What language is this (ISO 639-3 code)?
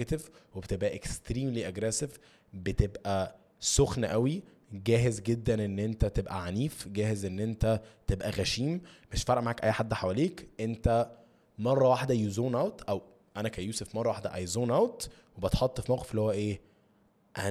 ara